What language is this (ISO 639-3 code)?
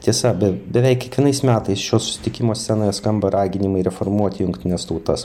lit